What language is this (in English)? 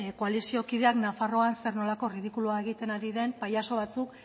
Basque